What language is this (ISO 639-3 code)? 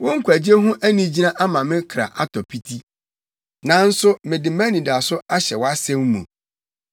aka